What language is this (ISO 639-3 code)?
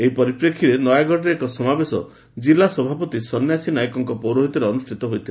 ori